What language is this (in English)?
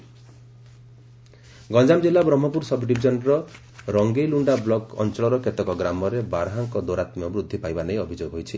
Odia